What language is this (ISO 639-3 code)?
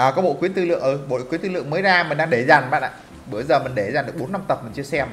vie